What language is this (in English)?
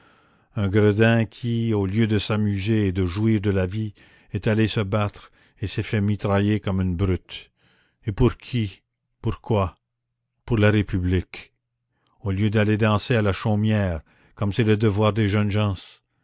French